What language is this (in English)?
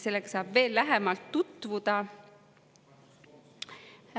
Estonian